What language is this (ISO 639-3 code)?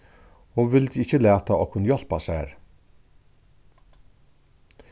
fao